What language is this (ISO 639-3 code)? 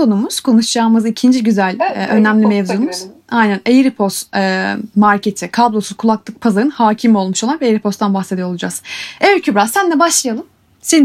tur